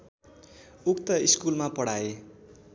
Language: Nepali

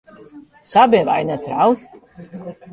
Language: Western Frisian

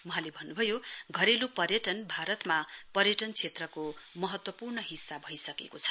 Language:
Nepali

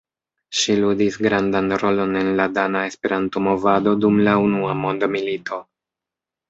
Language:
Esperanto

